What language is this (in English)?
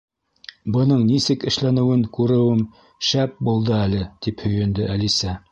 Bashkir